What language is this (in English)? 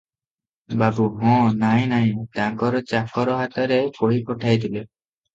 Odia